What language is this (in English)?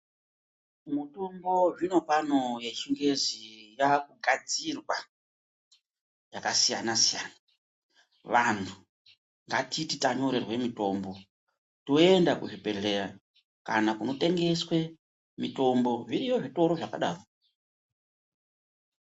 Ndau